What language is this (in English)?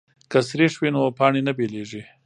Pashto